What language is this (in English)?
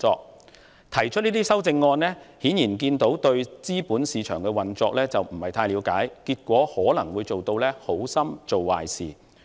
Cantonese